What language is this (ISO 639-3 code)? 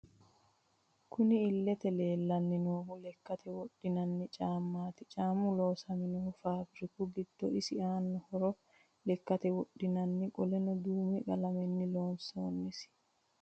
sid